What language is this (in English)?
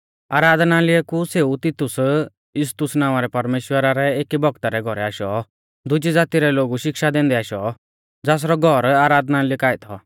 Mahasu Pahari